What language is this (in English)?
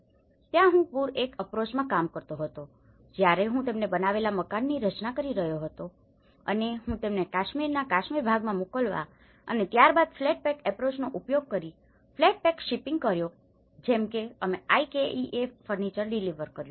Gujarati